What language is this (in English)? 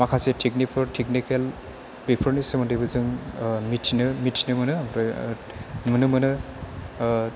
Bodo